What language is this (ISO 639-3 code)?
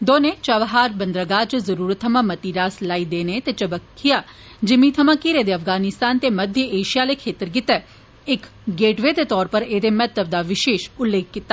doi